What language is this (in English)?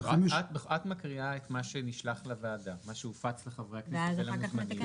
Hebrew